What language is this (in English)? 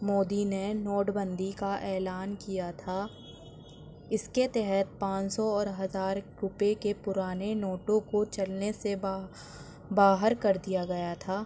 Urdu